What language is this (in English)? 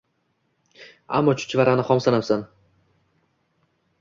Uzbek